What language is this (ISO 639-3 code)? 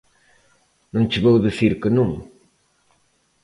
glg